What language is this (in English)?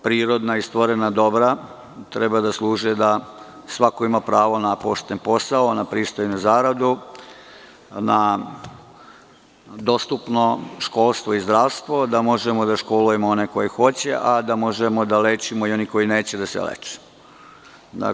Serbian